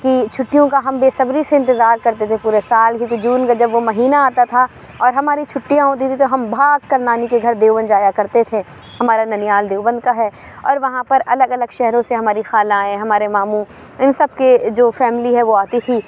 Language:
Urdu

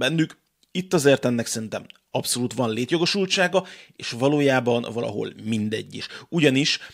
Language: Hungarian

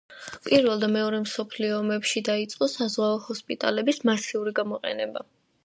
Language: Georgian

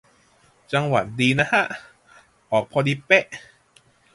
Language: Thai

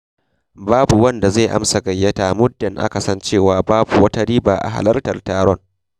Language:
Hausa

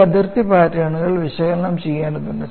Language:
Malayalam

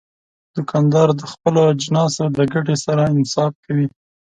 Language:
Pashto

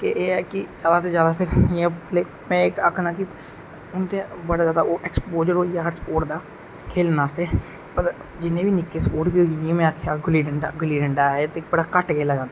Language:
Dogri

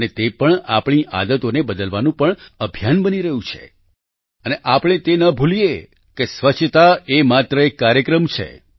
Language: Gujarati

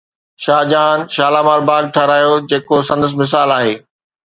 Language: Sindhi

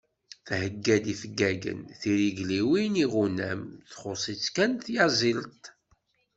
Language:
Kabyle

